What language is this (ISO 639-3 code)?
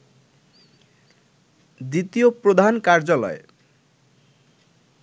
ben